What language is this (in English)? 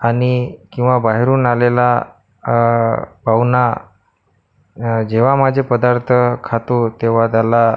Marathi